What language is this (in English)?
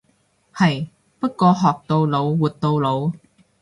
Cantonese